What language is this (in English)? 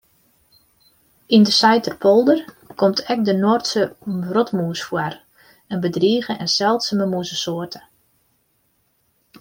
Western Frisian